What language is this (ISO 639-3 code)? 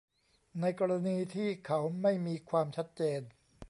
tha